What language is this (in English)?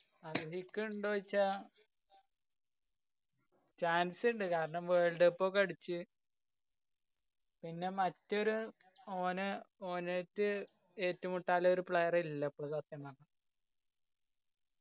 Malayalam